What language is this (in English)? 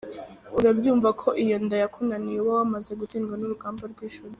Kinyarwanda